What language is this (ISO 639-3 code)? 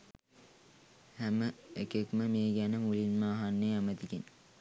sin